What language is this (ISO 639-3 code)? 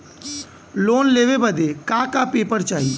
bho